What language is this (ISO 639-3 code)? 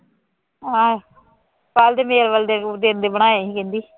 pan